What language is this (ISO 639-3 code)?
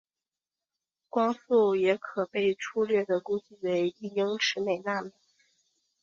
zho